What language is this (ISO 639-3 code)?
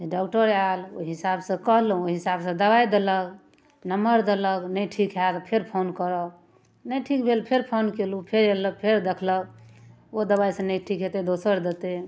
mai